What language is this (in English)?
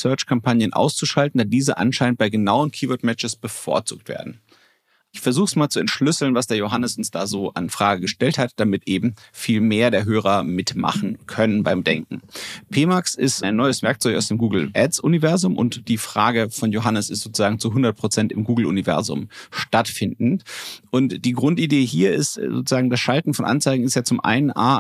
German